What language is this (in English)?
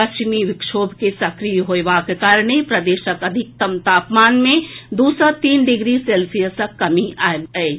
Maithili